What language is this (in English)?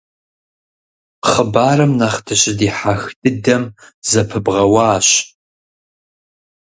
Kabardian